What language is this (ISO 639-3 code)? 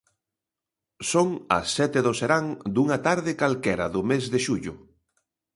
glg